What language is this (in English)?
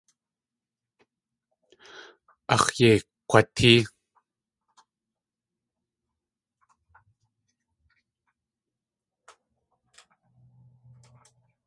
Tlingit